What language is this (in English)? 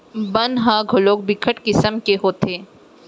Chhattisgarhi